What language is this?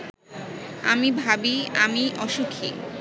Bangla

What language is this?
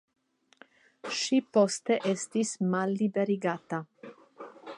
Esperanto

